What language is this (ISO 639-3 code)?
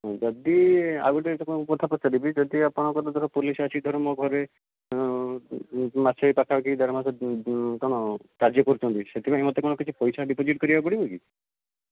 ori